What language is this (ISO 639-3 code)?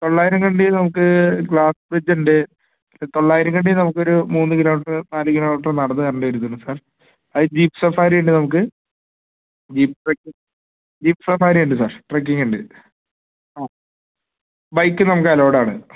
mal